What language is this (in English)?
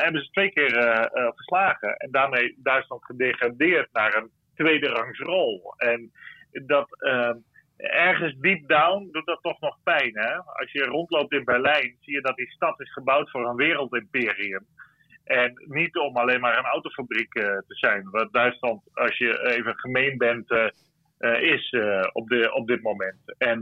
Dutch